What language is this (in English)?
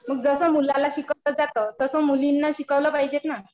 Marathi